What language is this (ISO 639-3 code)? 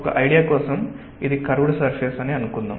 tel